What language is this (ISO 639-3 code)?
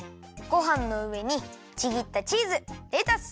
jpn